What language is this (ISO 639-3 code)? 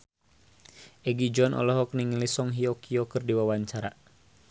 sun